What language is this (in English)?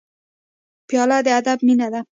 Pashto